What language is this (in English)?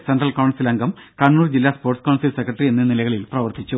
Malayalam